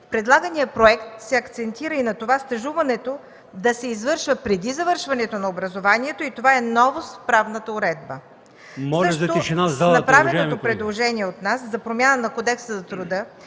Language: Bulgarian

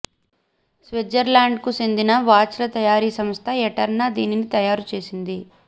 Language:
Telugu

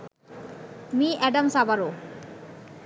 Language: Bangla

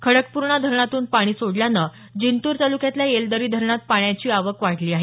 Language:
Marathi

